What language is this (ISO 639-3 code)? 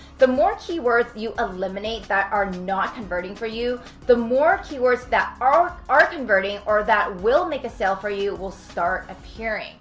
eng